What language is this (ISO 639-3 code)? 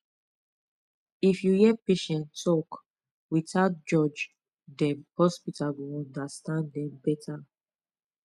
pcm